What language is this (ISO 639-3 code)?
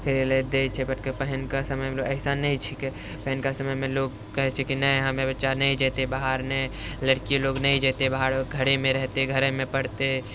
mai